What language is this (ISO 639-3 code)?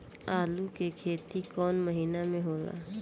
bho